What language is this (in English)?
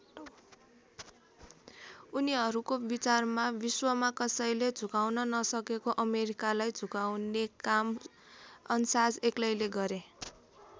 Nepali